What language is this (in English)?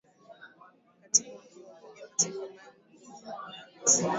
Swahili